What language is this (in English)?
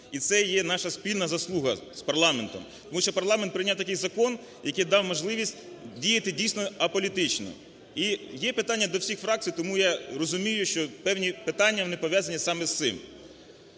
Ukrainian